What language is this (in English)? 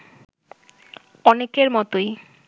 Bangla